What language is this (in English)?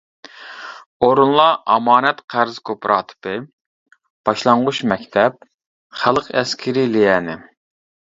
Uyghur